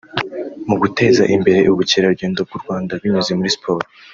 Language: Kinyarwanda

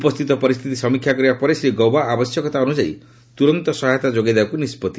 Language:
Odia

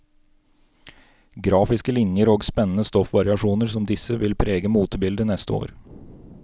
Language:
Norwegian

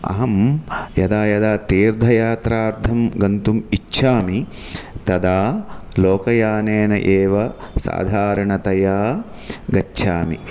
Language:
Sanskrit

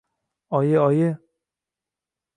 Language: Uzbek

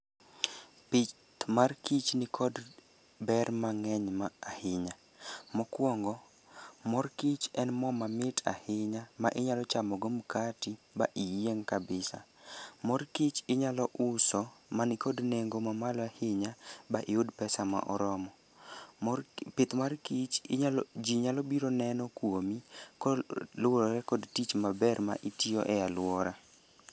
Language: Luo (Kenya and Tanzania)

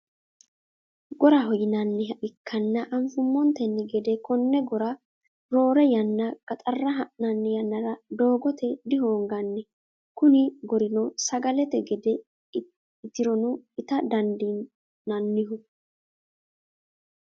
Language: Sidamo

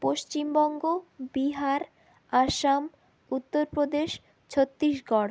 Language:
Bangla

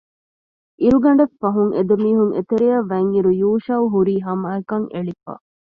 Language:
Divehi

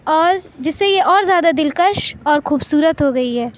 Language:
Urdu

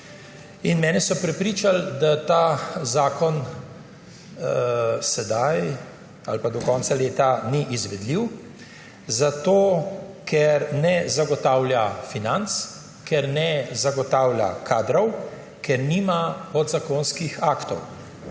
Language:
Slovenian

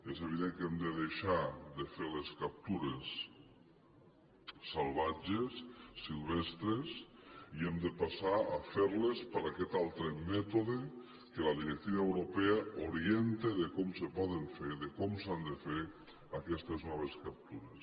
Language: Catalan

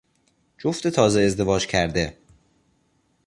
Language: Persian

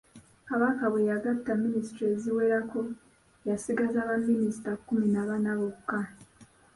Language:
Ganda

